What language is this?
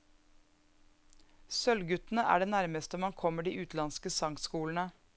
Norwegian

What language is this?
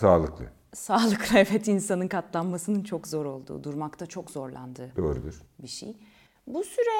Turkish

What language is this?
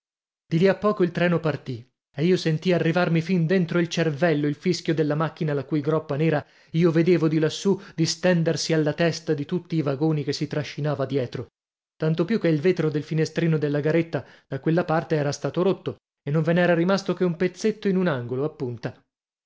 Italian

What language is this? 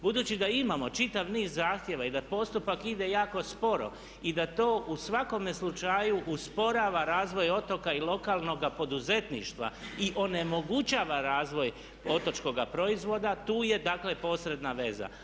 Croatian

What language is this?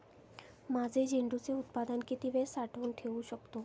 Marathi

